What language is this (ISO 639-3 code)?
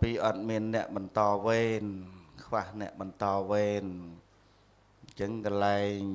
vie